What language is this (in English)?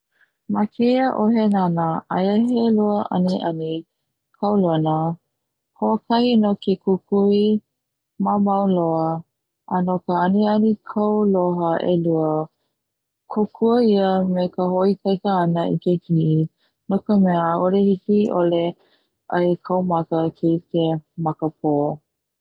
Hawaiian